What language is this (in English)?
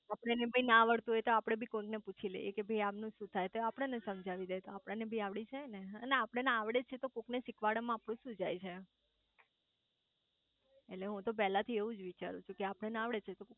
Gujarati